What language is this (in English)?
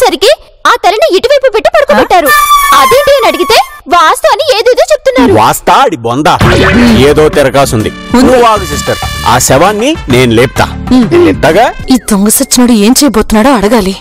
Telugu